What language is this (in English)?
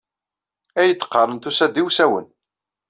Kabyle